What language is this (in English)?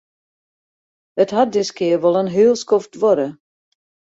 Western Frisian